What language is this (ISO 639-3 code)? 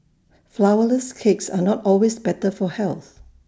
eng